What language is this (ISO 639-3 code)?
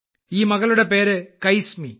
mal